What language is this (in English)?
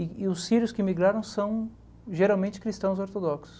Portuguese